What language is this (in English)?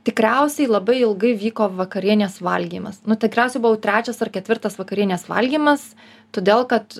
Lithuanian